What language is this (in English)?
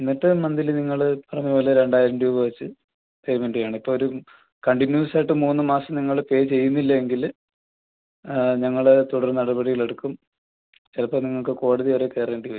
Malayalam